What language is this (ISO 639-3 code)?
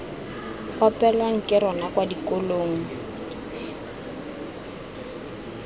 tsn